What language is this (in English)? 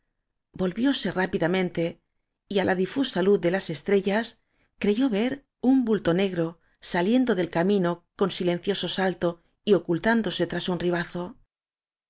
Spanish